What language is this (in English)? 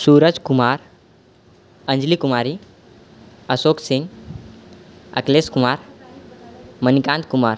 Maithili